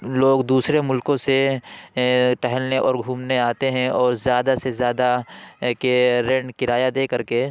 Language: Urdu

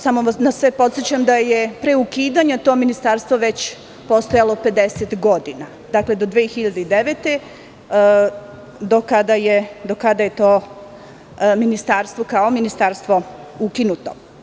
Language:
Serbian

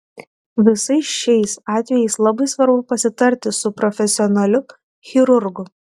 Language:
Lithuanian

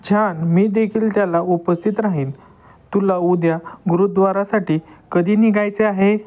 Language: Marathi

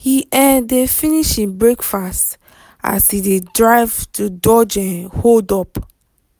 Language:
Nigerian Pidgin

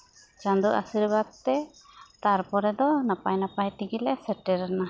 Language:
Santali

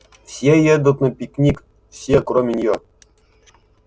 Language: Russian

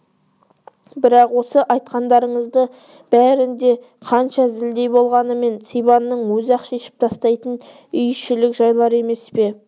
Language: Kazakh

